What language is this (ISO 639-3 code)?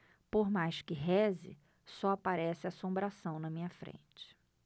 por